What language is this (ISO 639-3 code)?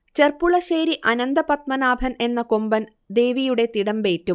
mal